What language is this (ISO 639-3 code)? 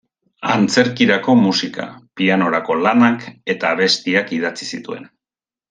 eus